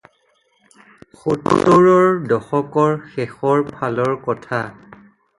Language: Assamese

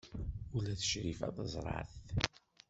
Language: Kabyle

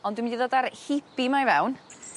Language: Welsh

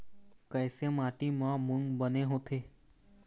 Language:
Chhattisgarhi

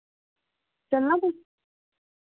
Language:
Dogri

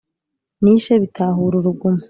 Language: Kinyarwanda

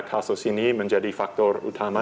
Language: Indonesian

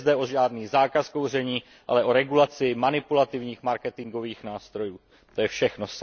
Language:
Czech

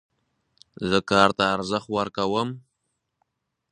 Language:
Pashto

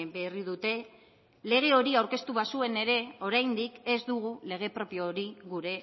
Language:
Basque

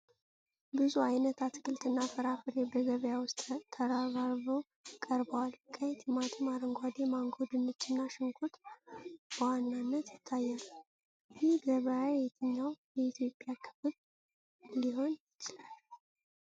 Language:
Amharic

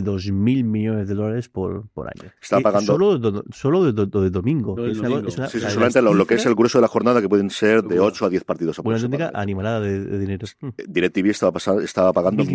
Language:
Spanish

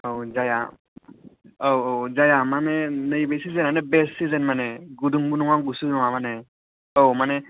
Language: Bodo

